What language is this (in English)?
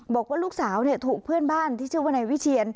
Thai